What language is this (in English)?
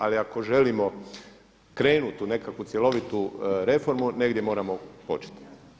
Croatian